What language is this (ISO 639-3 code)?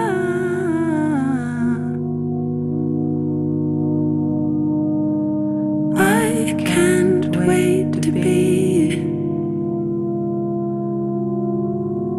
dan